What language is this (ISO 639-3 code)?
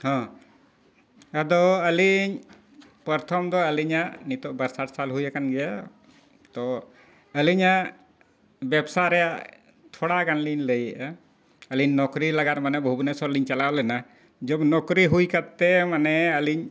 sat